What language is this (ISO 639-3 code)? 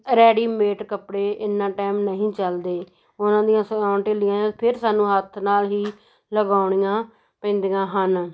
pan